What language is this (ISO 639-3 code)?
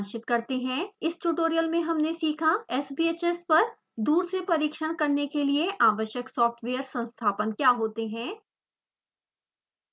hin